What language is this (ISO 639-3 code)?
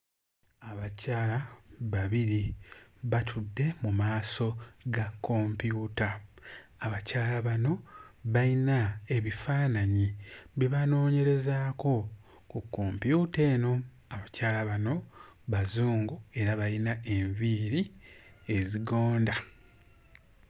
lug